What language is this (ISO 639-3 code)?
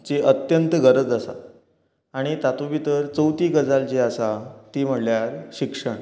kok